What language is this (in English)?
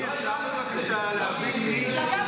Hebrew